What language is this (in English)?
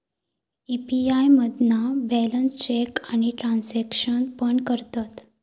Marathi